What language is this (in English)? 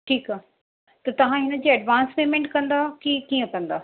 Sindhi